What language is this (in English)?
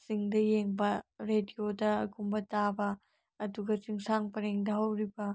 Manipuri